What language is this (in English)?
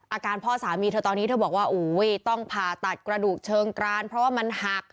Thai